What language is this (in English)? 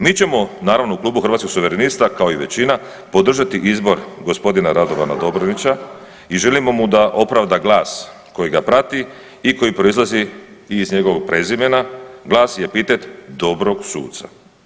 Croatian